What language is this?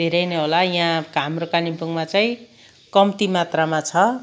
Nepali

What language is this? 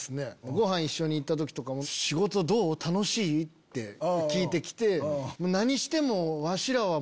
Japanese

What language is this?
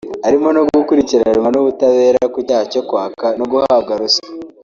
Kinyarwanda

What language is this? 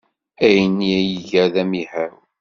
Kabyle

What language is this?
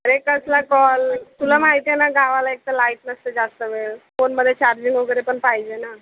Marathi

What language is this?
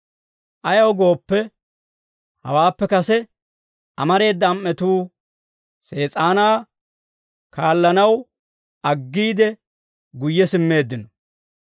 Dawro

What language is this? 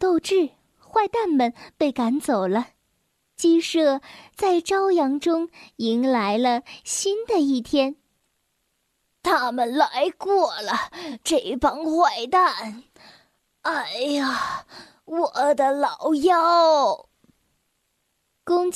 Chinese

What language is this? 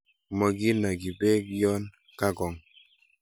Kalenjin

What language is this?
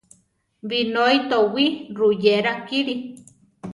Central Tarahumara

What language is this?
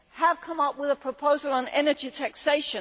English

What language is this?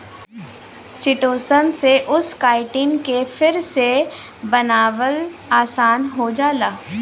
Bhojpuri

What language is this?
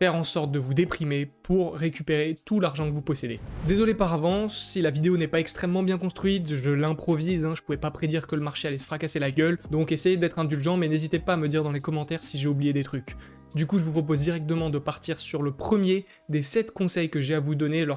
French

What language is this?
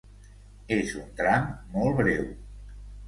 Catalan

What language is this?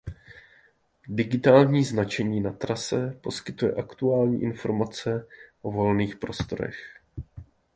Czech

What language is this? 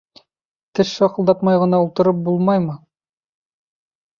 Bashkir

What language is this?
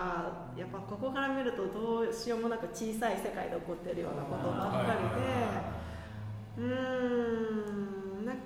Japanese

